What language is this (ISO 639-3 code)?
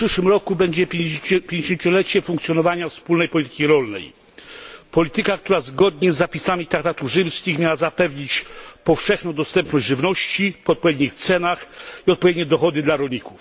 pol